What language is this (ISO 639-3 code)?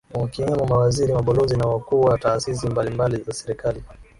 swa